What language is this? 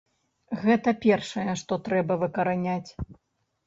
Belarusian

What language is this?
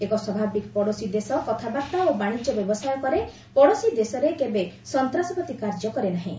Odia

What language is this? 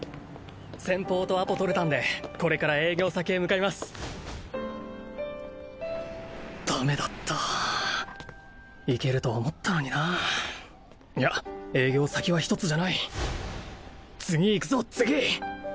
Japanese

